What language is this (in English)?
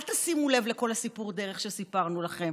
Hebrew